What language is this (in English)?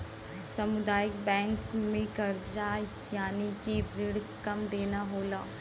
Bhojpuri